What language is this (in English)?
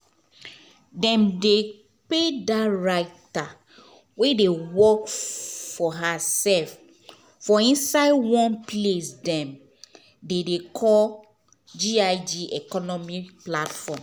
Nigerian Pidgin